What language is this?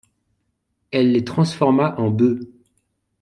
French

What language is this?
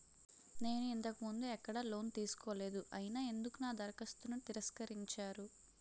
Telugu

